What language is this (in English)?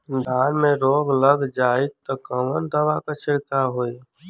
Bhojpuri